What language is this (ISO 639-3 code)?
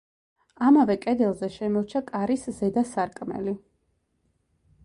kat